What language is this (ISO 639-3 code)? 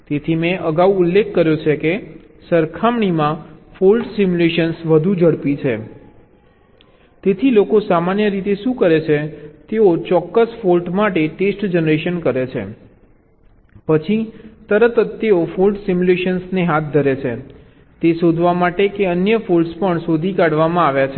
guj